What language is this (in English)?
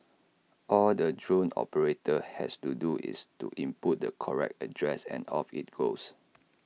English